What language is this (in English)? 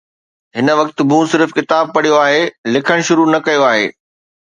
Sindhi